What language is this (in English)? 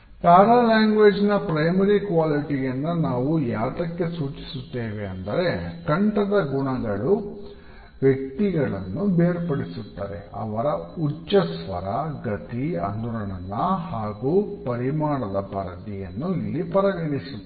Kannada